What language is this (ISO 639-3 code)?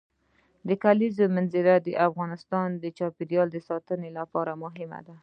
pus